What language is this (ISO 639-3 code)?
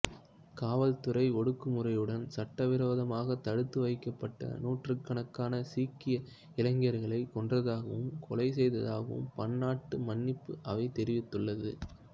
tam